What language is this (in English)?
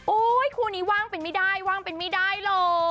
Thai